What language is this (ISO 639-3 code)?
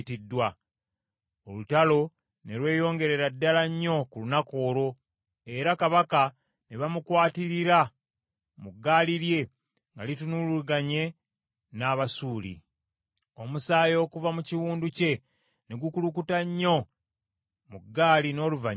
lug